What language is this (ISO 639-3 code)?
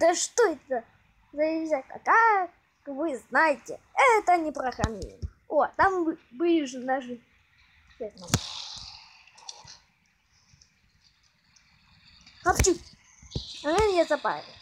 rus